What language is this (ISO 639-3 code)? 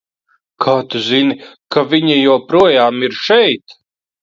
lav